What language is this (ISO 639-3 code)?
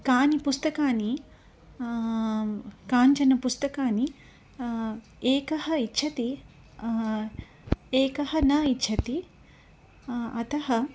san